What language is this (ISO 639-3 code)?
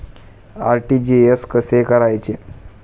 mar